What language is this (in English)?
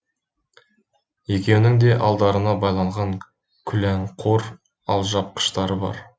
Kazakh